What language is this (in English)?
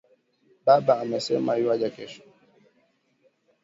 Swahili